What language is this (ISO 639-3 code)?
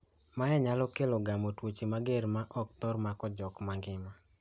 luo